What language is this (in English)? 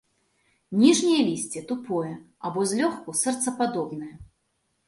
Belarusian